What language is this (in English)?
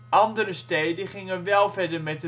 Dutch